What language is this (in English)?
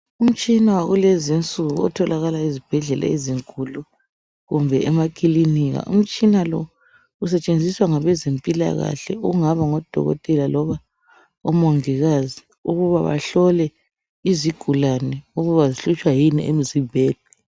North Ndebele